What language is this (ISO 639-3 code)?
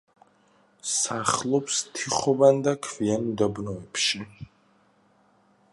kat